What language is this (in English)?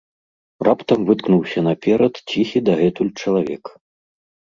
Belarusian